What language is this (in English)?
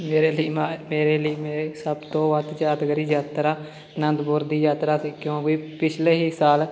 Punjabi